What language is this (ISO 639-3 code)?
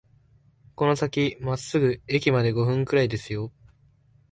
jpn